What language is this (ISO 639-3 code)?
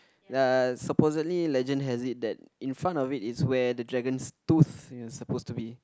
eng